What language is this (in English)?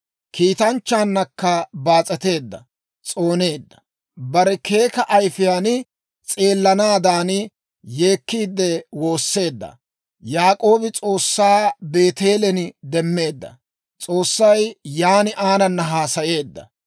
Dawro